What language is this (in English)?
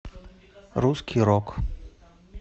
Russian